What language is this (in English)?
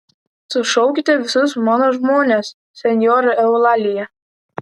Lithuanian